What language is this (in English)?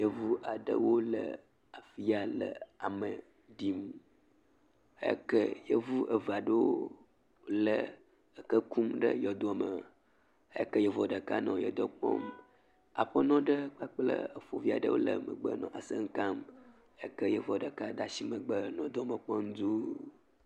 Ewe